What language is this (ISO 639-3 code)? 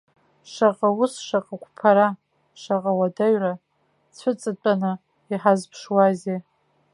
abk